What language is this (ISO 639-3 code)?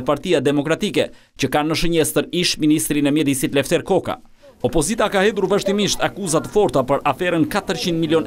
ron